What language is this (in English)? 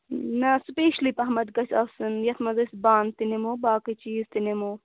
Kashmiri